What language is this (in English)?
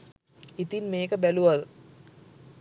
Sinhala